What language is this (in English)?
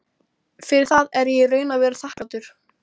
Icelandic